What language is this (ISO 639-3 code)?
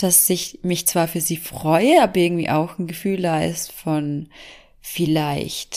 deu